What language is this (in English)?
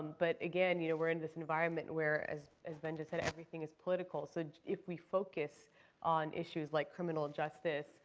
English